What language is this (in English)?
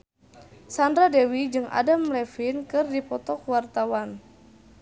Sundanese